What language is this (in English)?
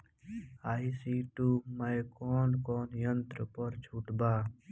Bhojpuri